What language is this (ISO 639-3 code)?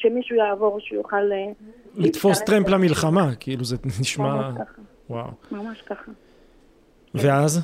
heb